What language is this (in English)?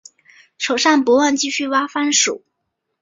Chinese